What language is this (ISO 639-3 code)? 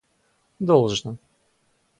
rus